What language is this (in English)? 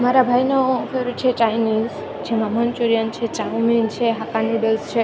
Gujarati